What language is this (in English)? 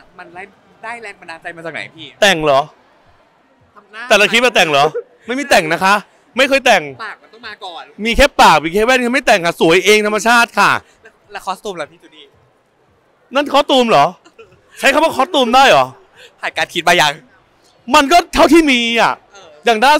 Thai